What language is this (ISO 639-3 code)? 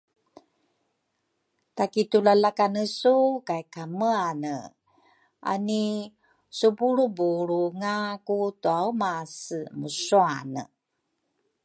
dru